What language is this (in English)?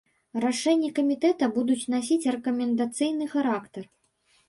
Belarusian